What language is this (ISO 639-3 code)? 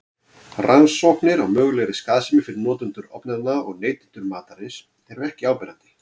isl